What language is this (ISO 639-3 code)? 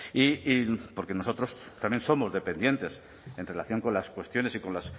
spa